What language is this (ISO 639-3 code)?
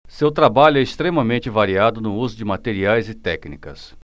por